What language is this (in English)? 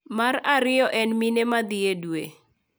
Luo (Kenya and Tanzania)